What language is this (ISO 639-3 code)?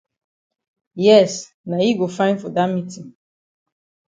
wes